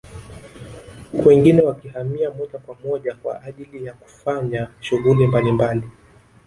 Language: Swahili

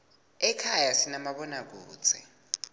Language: Swati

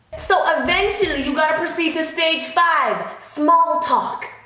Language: English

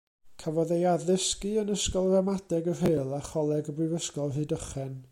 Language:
Welsh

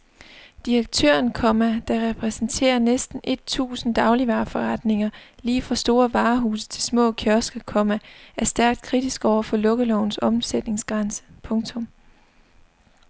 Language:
Danish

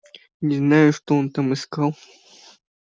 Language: Russian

